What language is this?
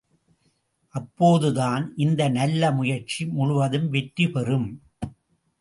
Tamil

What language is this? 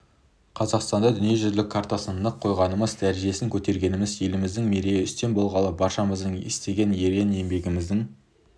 Kazakh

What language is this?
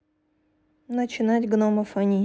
Russian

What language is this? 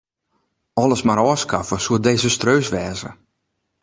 Western Frisian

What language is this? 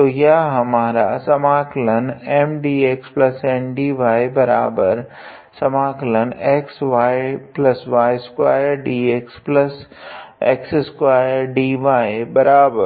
Hindi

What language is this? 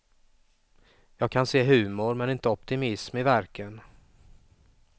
Swedish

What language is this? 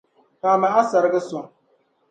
Dagbani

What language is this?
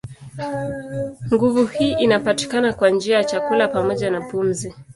Swahili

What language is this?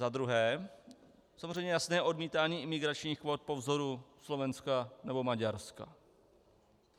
Czech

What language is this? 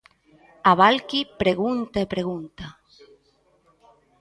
Galician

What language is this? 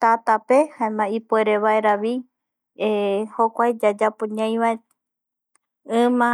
Eastern Bolivian Guaraní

